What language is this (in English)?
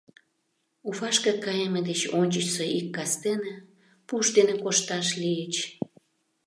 Mari